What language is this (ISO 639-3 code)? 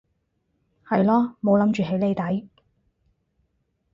yue